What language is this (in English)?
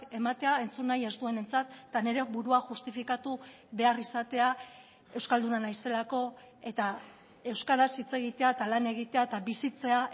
Basque